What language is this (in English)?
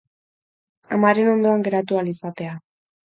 Basque